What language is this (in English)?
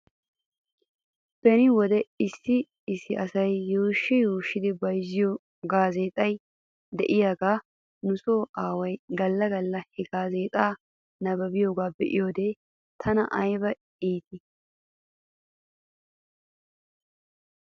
Wolaytta